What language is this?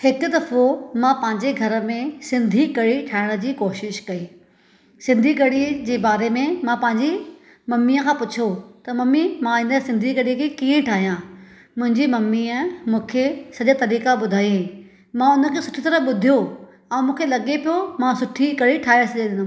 Sindhi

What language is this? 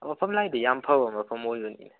Manipuri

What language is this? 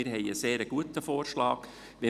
Swiss German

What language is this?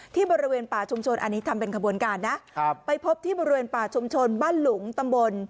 Thai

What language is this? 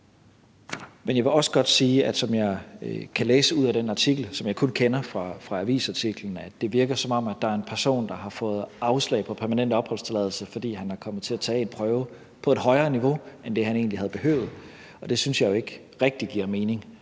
Danish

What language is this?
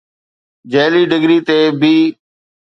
Sindhi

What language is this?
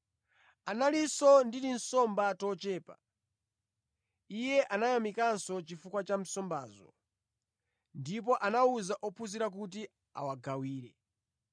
Nyanja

